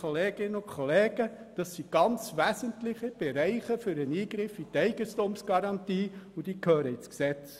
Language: Swiss German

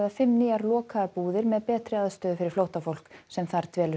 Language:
Icelandic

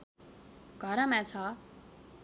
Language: Nepali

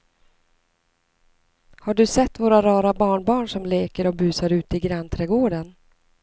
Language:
Swedish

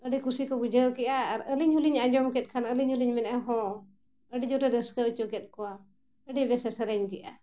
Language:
Santali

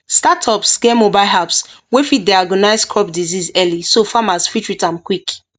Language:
Nigerian Pidgin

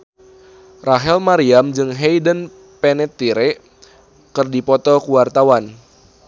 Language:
Sundanese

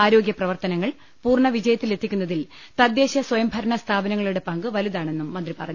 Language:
Malayalam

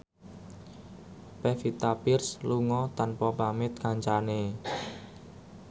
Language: Javanese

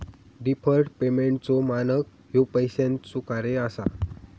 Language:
Marathi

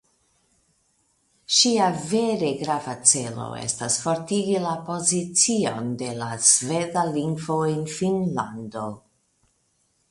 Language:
Esperanto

